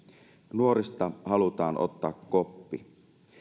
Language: Finnish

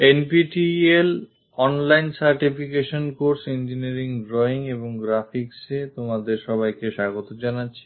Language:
Bangla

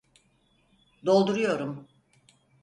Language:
Turkish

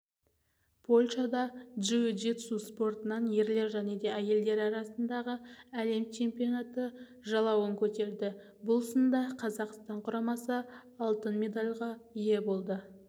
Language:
Kazakh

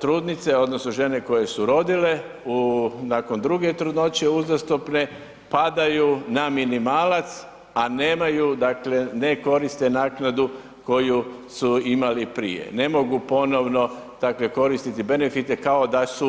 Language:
Croatian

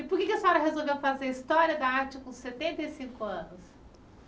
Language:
Portuguese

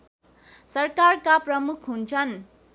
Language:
Nepali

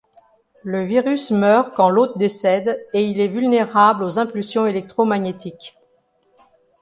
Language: French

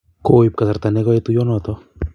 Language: Kalenjin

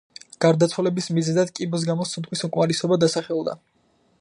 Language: Georgian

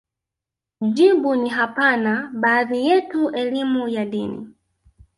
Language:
Swahili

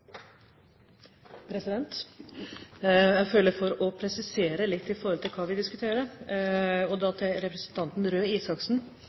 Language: Norwegian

